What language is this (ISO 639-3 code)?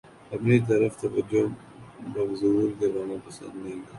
urd